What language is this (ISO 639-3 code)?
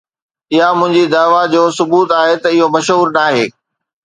snd